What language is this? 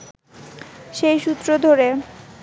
Bangla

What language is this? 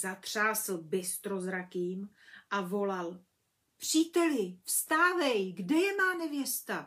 Czech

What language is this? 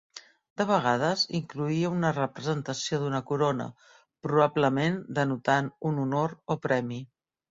Catalan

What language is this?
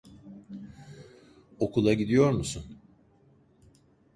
Turkish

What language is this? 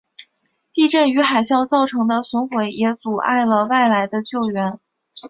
Chinese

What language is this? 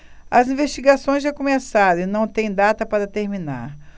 Portuguese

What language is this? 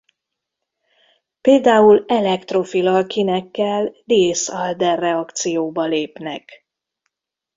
Hungarian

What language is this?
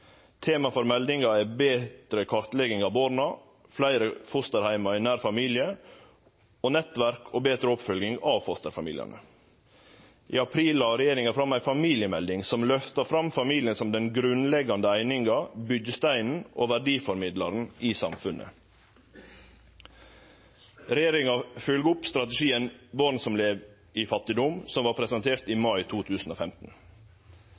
Norwegian Nynorsk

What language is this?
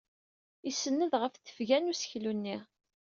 Kabyle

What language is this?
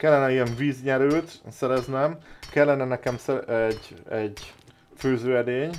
Hungarian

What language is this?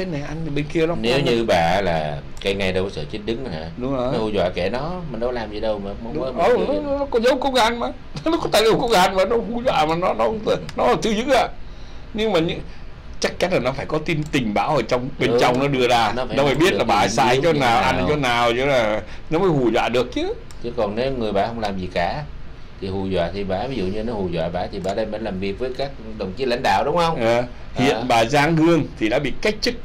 Vietnamese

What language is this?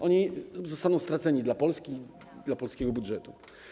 Polish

